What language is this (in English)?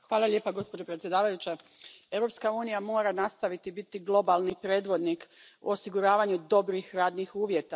Croatian